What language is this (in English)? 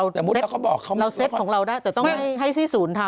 Thai